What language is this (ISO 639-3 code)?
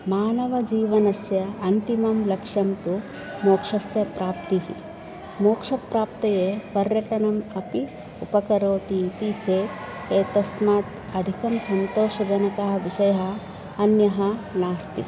san